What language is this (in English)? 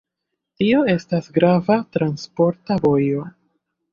Esperanto